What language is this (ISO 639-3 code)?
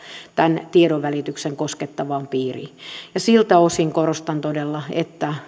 fin